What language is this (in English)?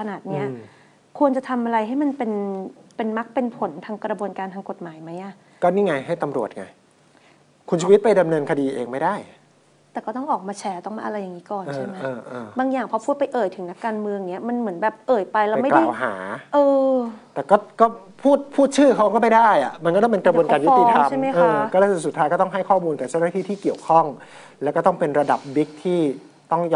Thai